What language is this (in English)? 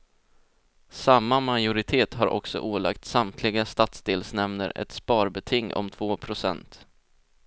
Swedish